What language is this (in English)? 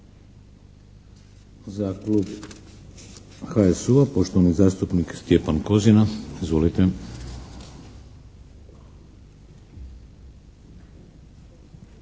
Croatian